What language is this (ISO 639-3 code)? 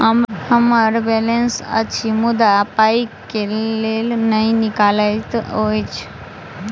mai